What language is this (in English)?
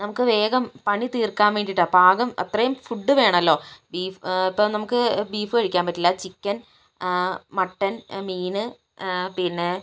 Malayalam